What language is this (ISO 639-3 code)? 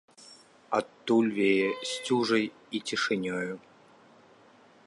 bel